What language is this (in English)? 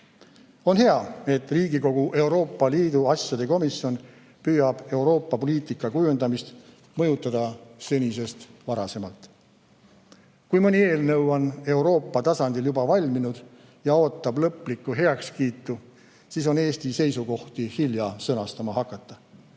Estonian